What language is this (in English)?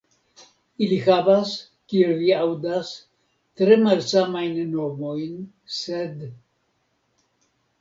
Esperanto